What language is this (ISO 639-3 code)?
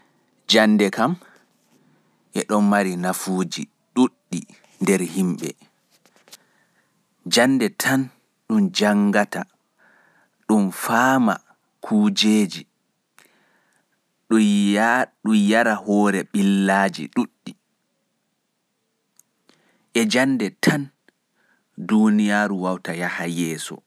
fuf